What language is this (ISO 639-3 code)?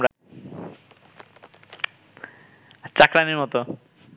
ben